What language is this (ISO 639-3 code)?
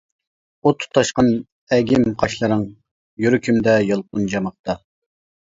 uig